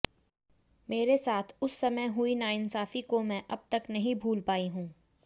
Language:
Hindi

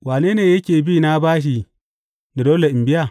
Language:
Hausa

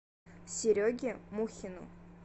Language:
Russian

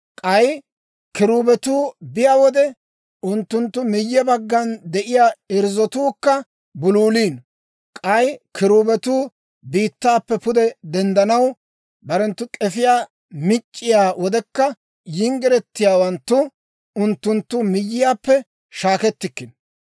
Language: Dawro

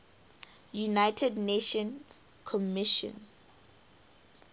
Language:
English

